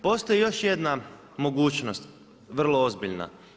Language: Croatian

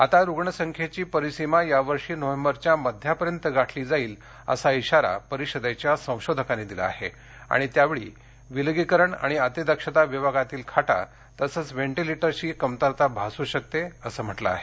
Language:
Marathi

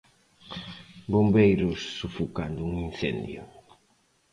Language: Galician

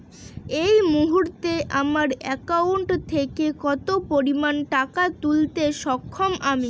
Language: Bangla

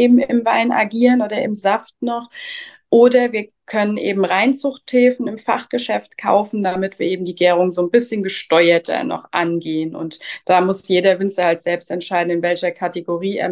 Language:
German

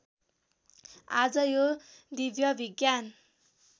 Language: Nepali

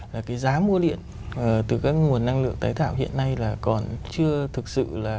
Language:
Vietnamese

